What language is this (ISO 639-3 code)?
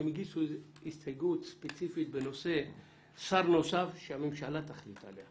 heb